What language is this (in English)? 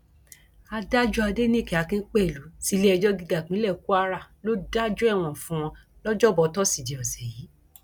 Yoruba